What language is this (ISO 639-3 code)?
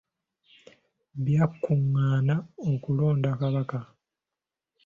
lug